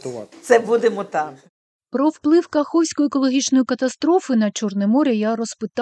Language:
Ukrainian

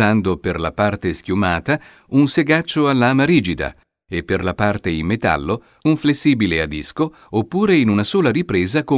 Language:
Italian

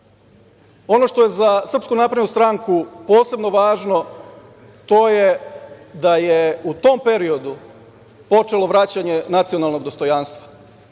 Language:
Serbian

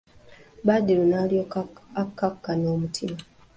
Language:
Ganda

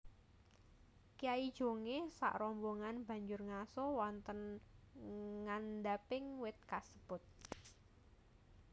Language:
Javanese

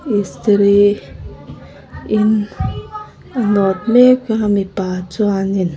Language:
Mizo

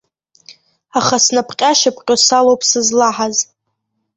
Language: Abkhazian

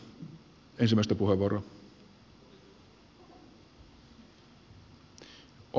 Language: Finnish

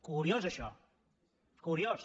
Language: Catalan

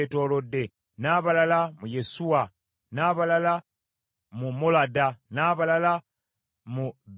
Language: Ganda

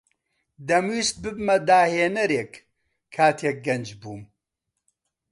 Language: Central Kurdish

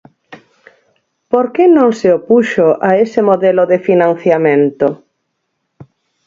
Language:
Galician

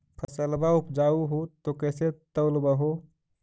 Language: Magahi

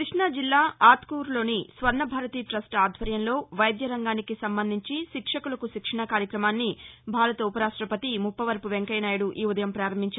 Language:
Telugu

